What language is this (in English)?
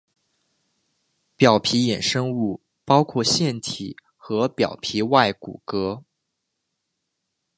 Chinese